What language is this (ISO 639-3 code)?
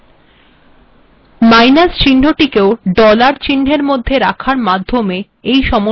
ben